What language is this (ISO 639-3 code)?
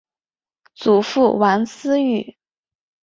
zho